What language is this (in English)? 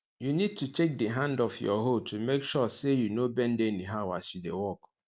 Nigerian Pidgin